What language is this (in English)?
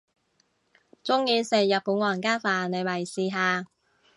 Cantonese